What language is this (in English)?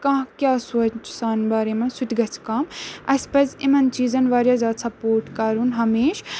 Kashmiri